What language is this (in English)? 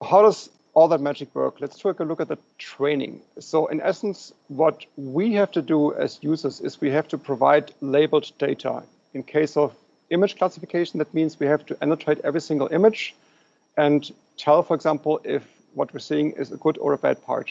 English